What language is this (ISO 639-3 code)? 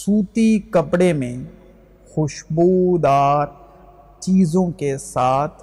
urd